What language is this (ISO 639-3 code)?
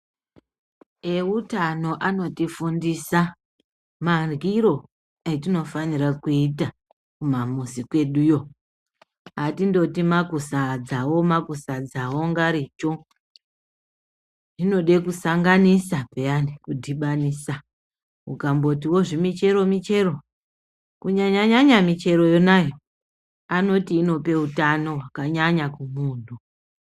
ndc